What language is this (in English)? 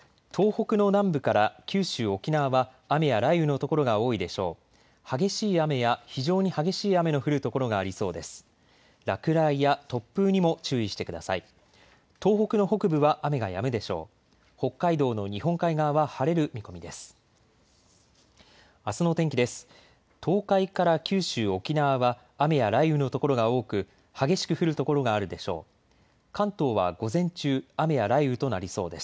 Japanese